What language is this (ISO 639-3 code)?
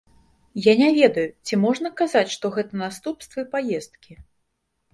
bel